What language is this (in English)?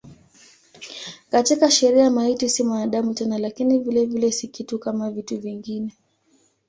Swahili